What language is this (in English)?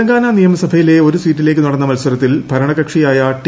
Malayalam